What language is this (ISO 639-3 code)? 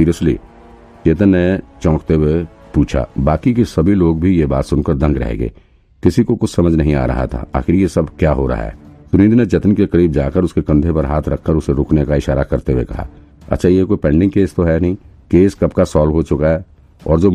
hin